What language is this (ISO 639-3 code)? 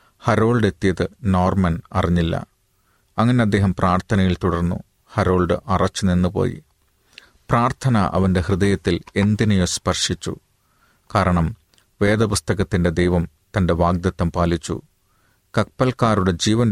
mal